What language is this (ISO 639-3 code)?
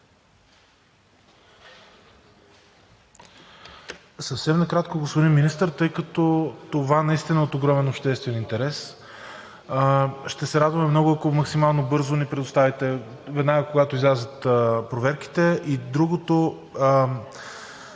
bul